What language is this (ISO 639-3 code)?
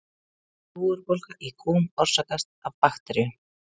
isl